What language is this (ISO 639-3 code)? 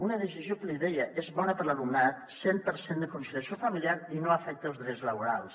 cat